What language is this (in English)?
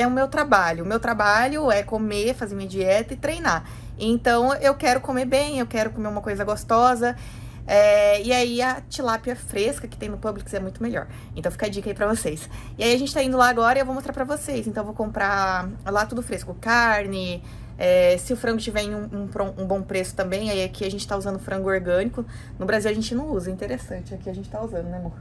Portuguese